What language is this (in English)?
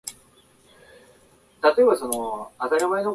Japanese